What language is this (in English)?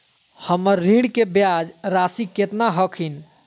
Magahi